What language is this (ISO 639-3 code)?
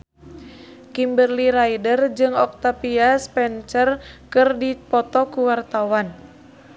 sun